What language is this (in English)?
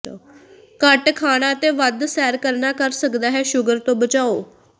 Punjabi